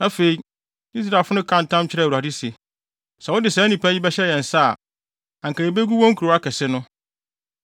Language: Akan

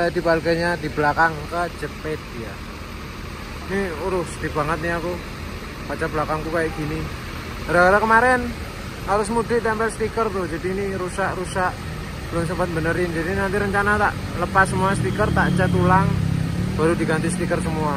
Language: Indonesian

